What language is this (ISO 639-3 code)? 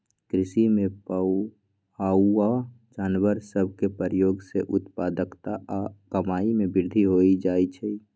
mag